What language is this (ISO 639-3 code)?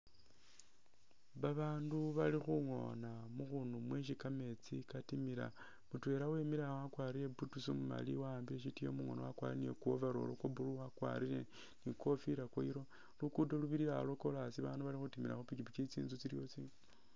myx